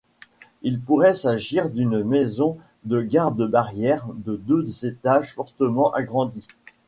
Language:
French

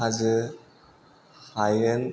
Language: Bodo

